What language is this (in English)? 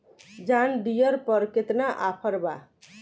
Bhojpuri